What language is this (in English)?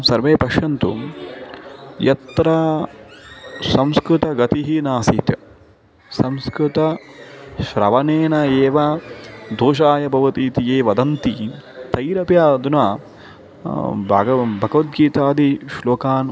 Sanskrit